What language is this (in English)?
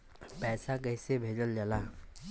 Bhojpuri